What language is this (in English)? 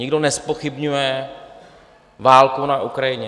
Czech